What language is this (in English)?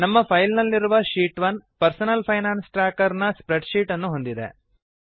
Kannada